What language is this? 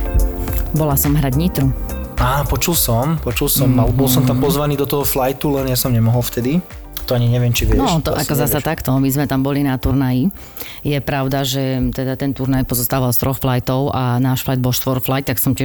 Slovak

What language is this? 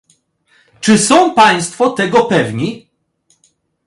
Polish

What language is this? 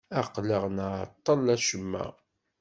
Kabyle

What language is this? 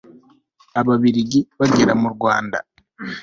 Kinyarwanda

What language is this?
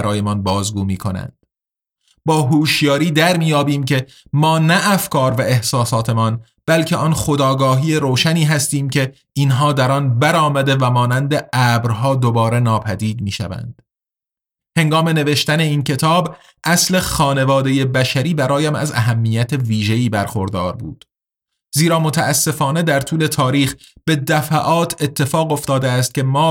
Persian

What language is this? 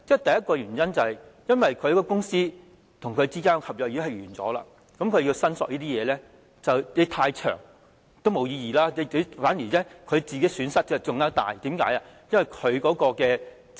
Cantonese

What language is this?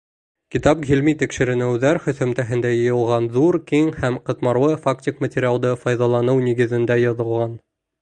Bashkir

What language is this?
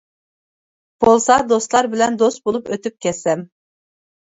Uyghur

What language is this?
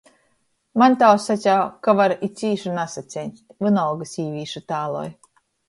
Latgalian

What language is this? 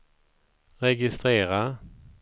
Swedish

